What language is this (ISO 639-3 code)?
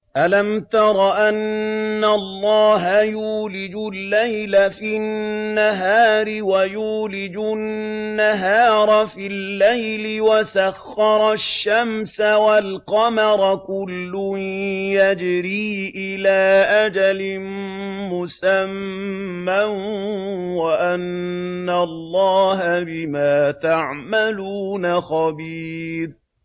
ara